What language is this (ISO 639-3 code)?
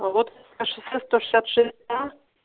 rus